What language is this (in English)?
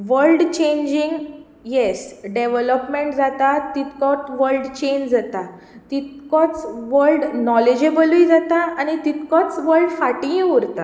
Konkani